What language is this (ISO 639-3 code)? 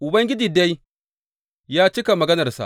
hau